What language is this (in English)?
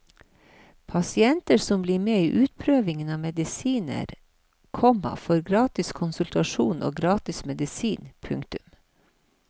Norwegian